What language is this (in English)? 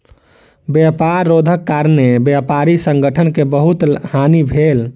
Maithili